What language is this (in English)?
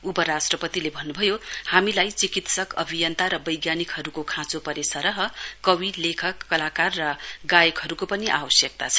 Nepali